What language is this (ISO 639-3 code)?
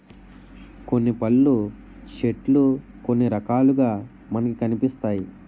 tel